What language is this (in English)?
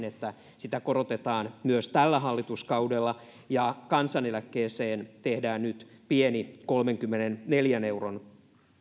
Finnish